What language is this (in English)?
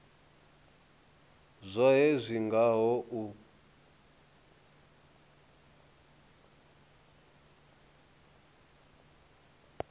Venda